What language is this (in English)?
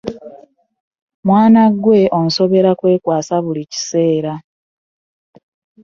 Ganda